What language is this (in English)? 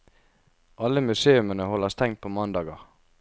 Norwegian